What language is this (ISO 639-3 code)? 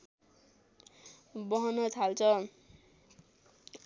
nep